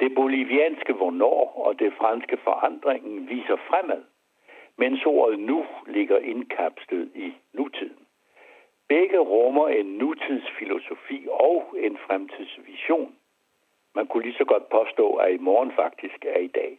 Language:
Danish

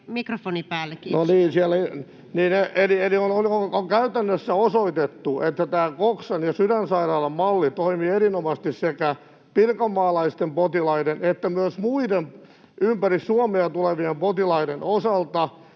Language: Finnish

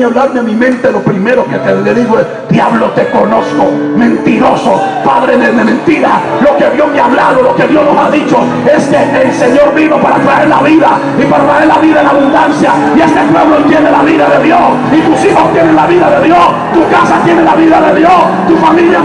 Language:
Spanish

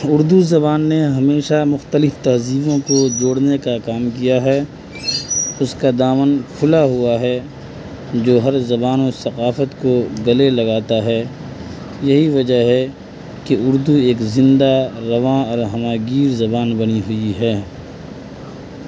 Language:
Urdu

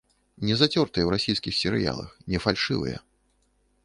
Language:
Belarusian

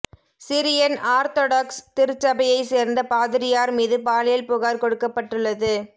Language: Tamil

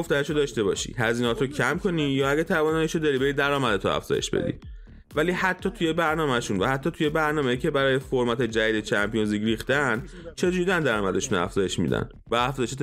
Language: Persian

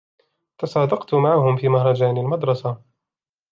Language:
Arabic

